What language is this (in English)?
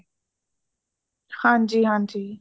Punjabi